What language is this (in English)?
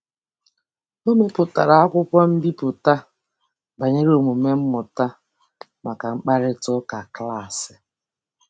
Igbo